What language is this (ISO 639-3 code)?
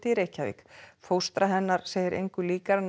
isl